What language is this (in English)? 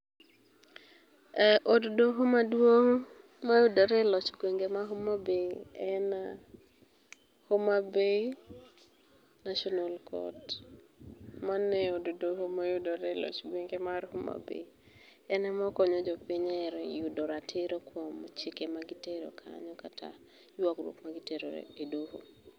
Luo (Kenya and Tanzania)